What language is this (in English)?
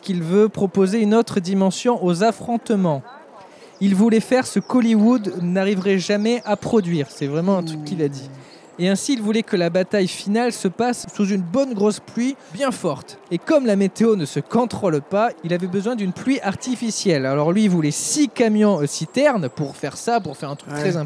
French